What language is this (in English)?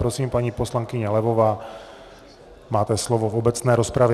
Czech